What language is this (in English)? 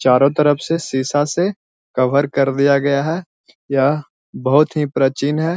Magahi